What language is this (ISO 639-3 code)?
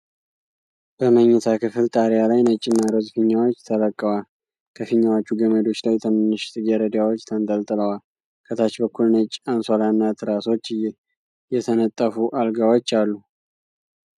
amh